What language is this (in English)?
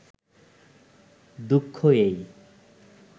Bangla